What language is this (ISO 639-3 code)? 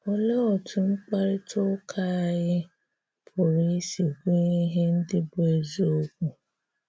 ibo